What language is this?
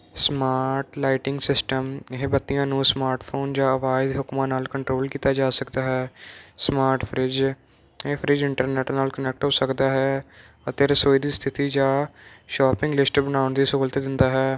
Punjabi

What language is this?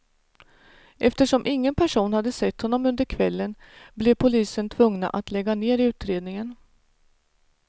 Swedish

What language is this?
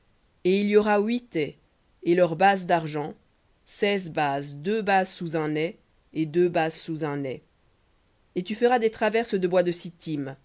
French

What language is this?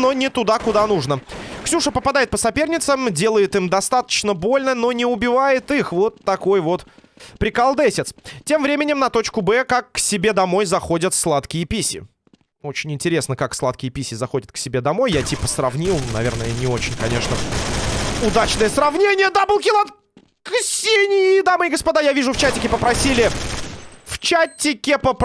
Russian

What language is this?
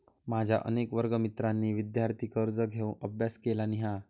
Marathi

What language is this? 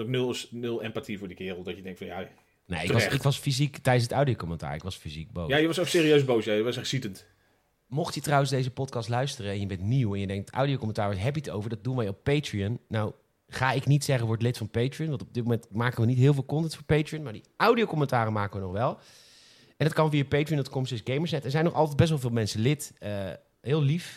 Dutch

